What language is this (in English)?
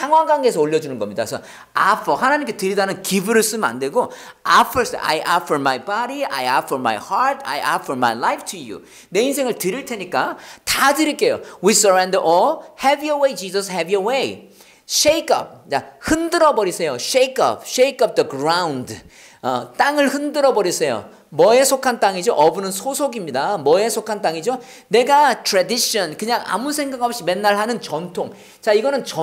Korean